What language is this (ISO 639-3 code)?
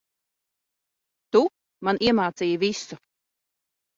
lav